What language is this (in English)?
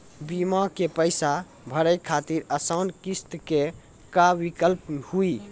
Maithili